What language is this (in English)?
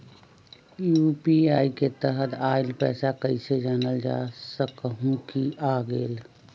Magahi